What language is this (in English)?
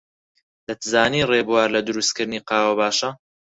Central Kurdish